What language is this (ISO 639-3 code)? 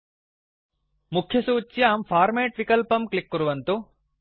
san